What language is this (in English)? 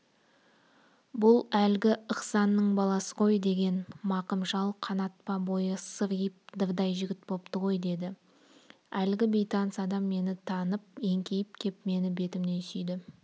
Kazakh